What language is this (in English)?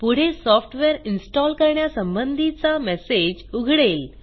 Marathi